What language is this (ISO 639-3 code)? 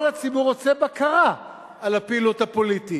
heb